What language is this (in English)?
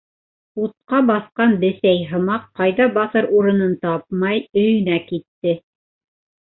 Bashkir